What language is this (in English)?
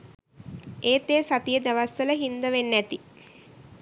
Sinhala